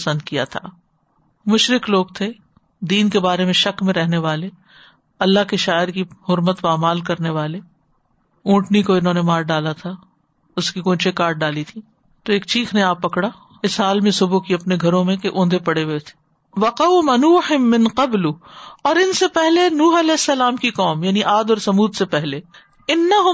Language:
Urdu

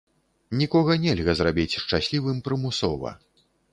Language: Belarusian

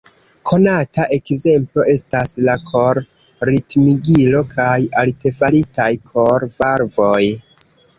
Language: Esperanto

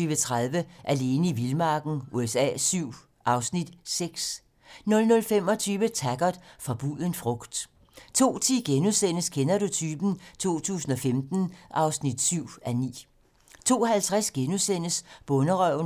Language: Danish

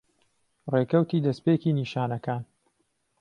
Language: Central Kurdish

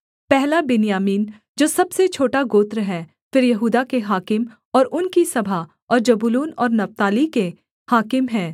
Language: Hindi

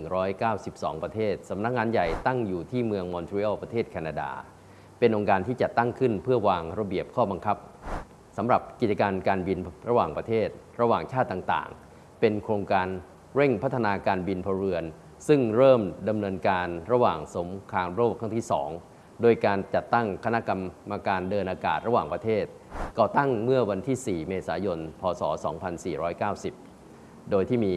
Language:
Thai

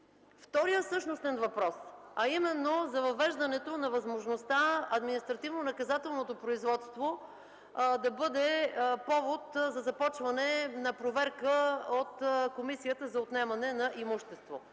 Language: Bulgarian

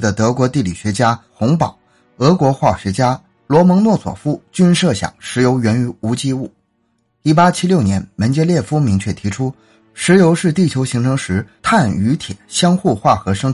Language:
Chinese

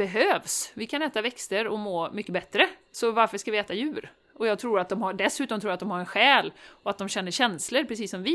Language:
Swedish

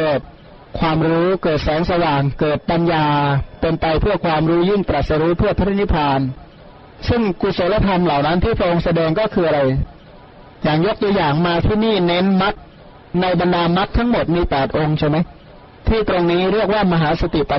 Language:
Thai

